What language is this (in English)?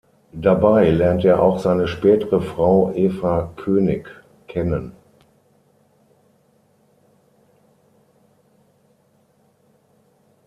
German